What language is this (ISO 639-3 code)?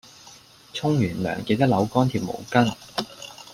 yue